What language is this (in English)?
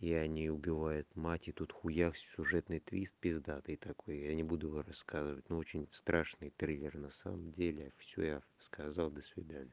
Russian